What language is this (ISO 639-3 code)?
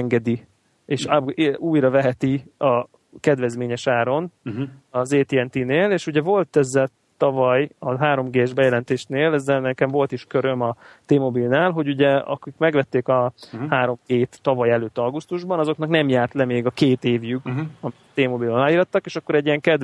hun